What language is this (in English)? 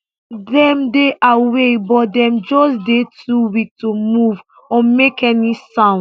Nigerian Pidgin